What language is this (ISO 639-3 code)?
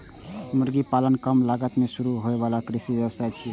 mai